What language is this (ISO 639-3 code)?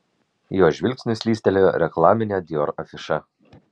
lit